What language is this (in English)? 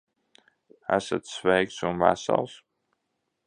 Latvian